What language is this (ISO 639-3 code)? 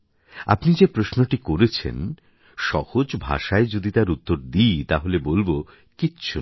ben